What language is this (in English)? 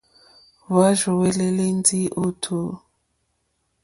Mokpwe